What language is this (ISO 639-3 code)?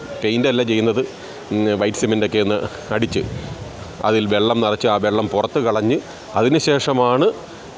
mal